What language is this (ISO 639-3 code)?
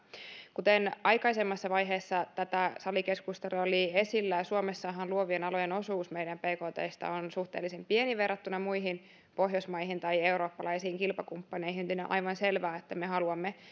fin